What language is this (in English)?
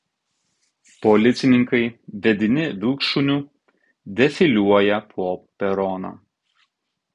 Lithuanian